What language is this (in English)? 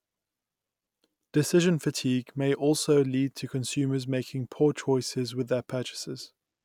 English